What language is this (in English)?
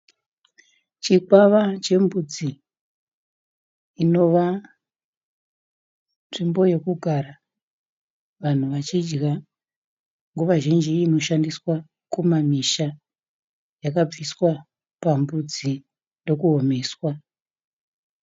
Shona